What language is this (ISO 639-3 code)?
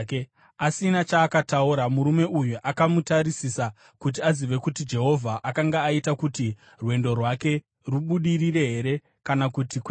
sna